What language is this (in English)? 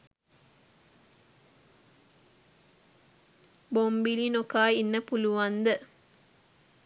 Sinhala